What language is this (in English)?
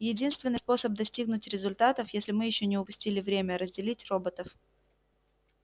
Russian